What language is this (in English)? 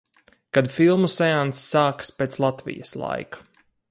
Latvian